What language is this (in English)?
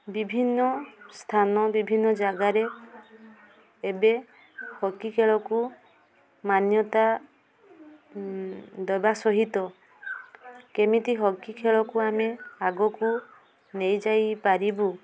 Odia